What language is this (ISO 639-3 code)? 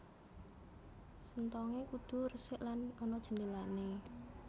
jav